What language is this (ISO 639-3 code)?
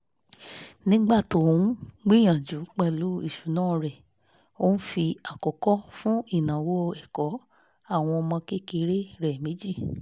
yor